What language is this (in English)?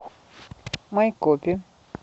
Russian